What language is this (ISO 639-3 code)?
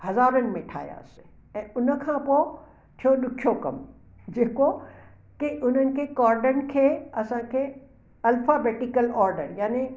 snd